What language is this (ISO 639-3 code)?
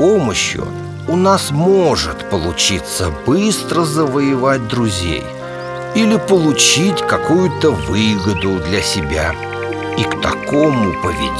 rus